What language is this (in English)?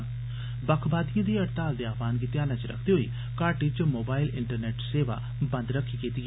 Dogri